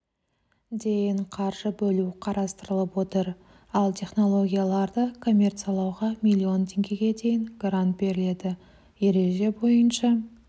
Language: Kazakh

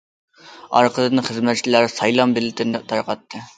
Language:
Uyghur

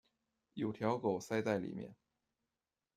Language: Chinese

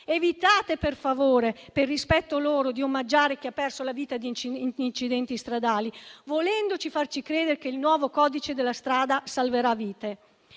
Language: Italian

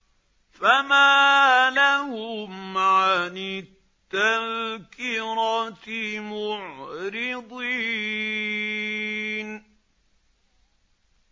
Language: Arabic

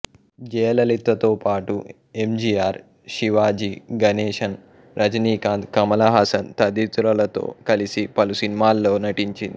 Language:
Telugu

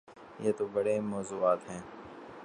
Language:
Urdu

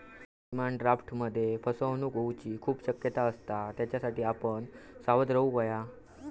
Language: Marathi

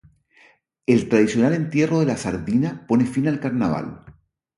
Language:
Spanish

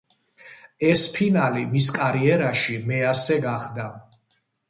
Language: Georgian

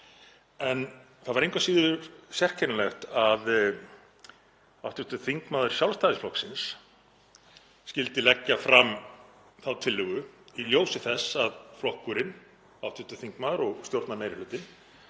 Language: Icelandic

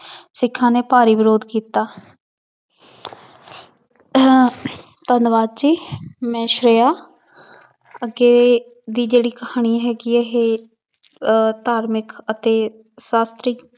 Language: Punjabi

